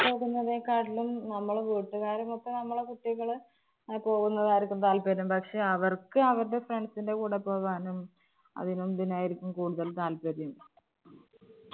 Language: Malayalam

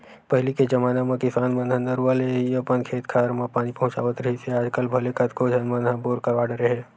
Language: Chhattisgarhi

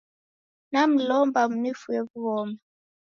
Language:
Taita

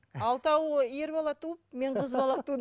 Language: Kazakh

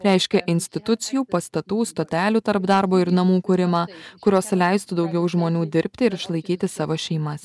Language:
Lithuanian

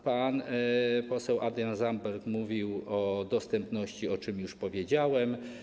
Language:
Polish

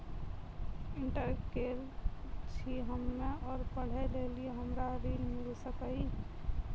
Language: Maithili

